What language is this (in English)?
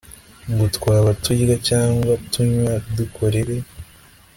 Kinyarwanda